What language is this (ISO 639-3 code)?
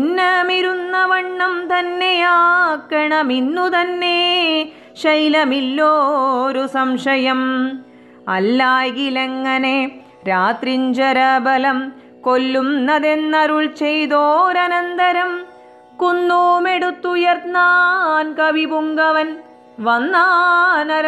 mal